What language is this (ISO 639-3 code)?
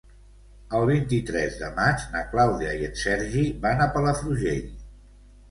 cat